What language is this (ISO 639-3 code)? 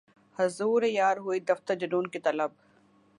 urd